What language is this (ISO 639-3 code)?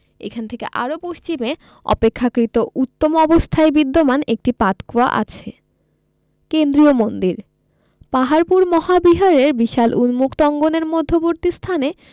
ben